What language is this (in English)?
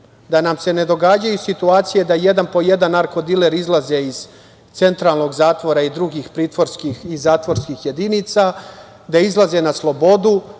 Serbian